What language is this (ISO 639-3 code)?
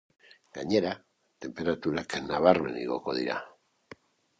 eus